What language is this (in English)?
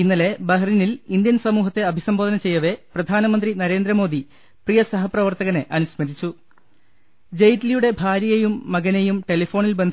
Malayalam